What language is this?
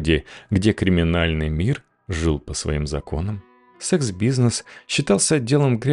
Russian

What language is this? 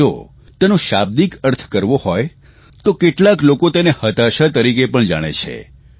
Gujarati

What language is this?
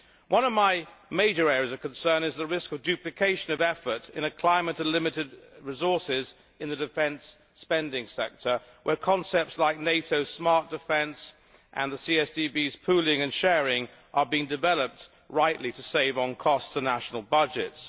English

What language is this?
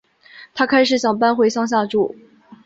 Chinese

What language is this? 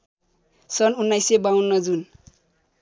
Nepali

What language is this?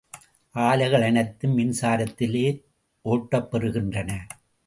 Tamil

